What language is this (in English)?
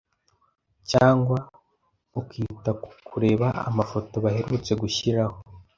Kinyarwanda